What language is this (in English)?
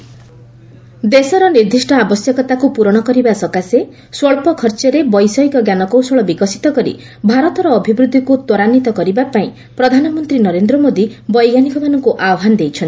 Odia